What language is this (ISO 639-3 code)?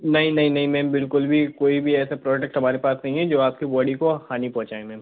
hin